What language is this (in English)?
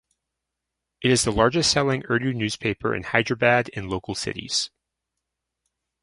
English